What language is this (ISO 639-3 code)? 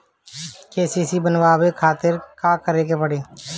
bho